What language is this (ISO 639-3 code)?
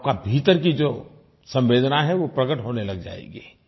hin